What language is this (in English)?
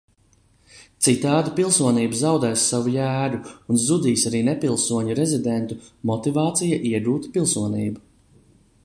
Latvian